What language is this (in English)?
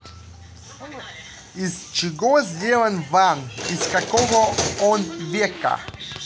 Russian